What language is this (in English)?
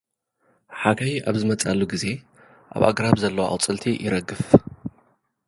Tigrinya